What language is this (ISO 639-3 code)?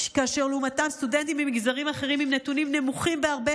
heb